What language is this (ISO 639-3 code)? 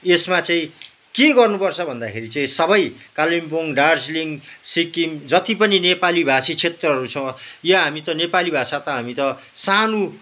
nep